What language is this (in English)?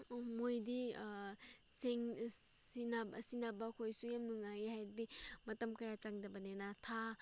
Manipuri